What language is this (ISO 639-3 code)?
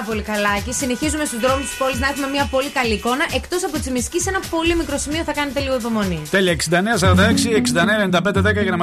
ell